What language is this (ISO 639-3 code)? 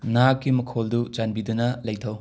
mni